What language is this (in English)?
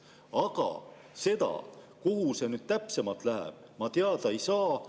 Estonian